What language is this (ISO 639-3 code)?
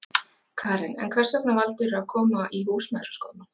isl